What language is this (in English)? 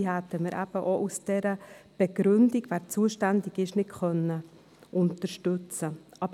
Swiss German